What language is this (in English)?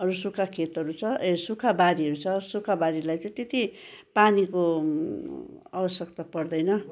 Nepali